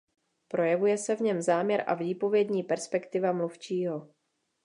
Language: Czech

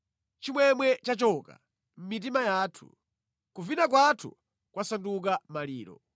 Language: Nyanja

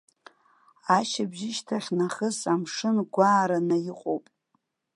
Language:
Abkhazian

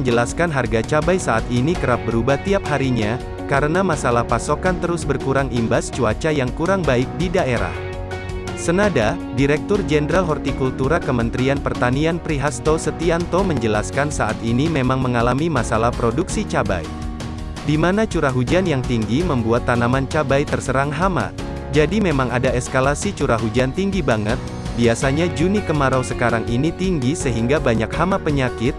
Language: Indonesian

